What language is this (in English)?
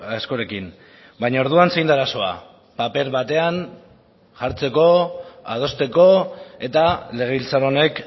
Basque